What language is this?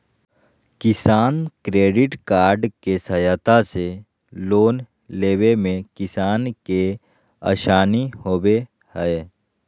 Magahi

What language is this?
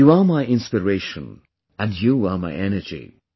English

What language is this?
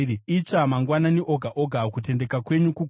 Shona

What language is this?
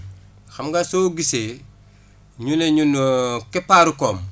Wolof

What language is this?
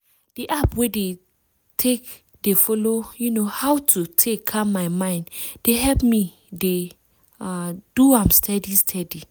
Nigerian Pidgin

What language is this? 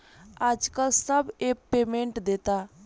Bhojpuri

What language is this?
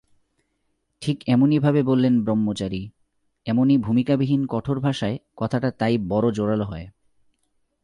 Bangla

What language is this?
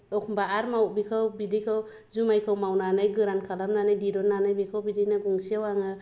Bodo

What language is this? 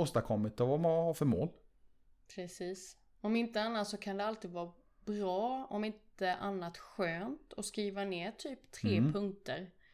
Swedish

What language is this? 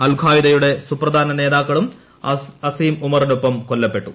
Malayalam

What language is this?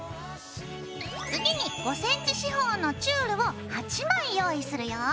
Japanese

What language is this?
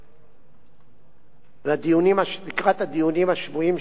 Hebrew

